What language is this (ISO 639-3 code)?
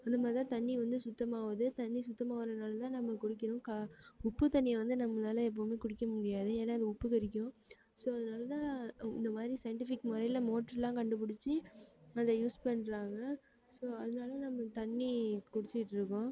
tam